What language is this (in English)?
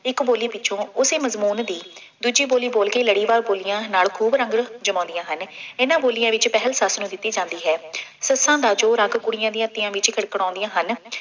Punjabi